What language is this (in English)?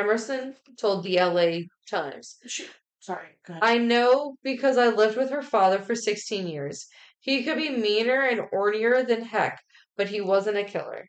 English